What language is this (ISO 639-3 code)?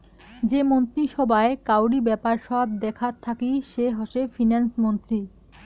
ben